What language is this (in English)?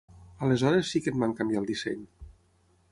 Catalan